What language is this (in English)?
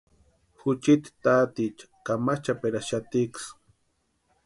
Western Highland Purepecha